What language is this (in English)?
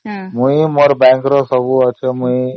Odia